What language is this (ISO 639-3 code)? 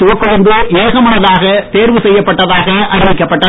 tam